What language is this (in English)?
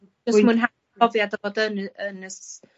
Welsh